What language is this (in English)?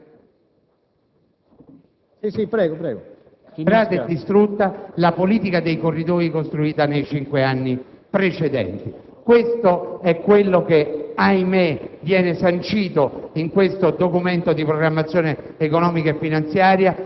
Italian